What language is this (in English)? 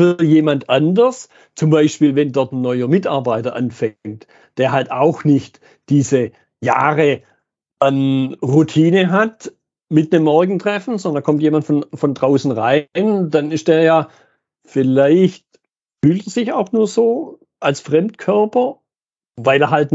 German